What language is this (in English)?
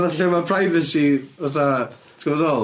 Welsh